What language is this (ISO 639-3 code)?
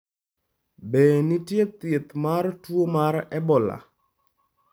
luo